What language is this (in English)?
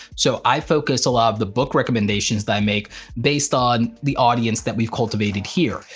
English